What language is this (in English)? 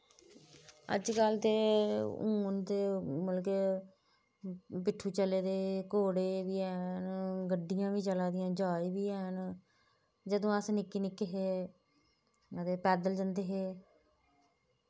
Dogri